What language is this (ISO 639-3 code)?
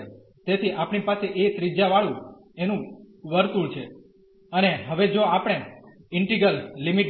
guj